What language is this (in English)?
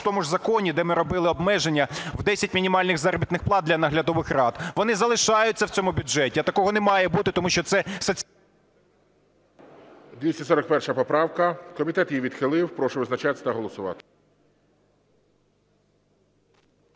Ukrainian